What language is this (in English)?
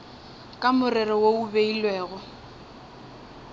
Northern Sotho